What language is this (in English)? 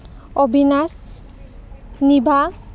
Assamese